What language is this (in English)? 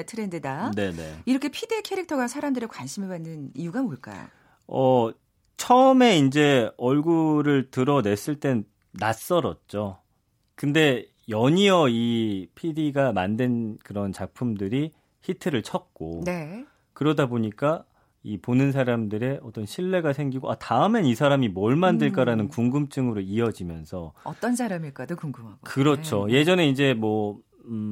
Korean